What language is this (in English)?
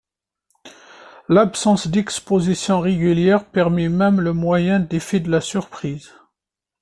French